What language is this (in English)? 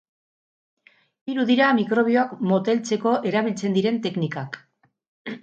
Basque